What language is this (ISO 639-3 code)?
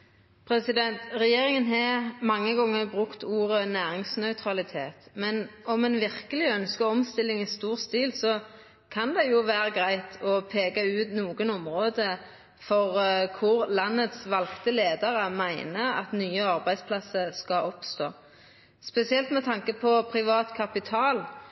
nno